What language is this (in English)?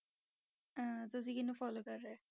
Punjabi